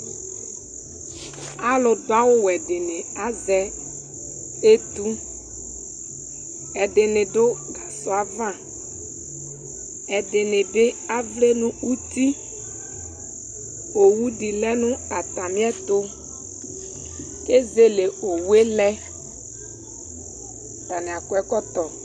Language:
Ikposo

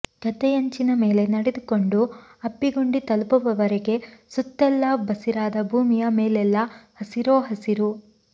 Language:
Kannada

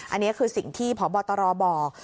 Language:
Thai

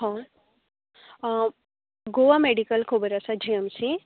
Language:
Konkani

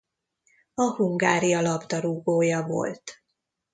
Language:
Hungarian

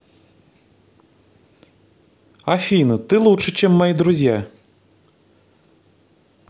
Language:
Russian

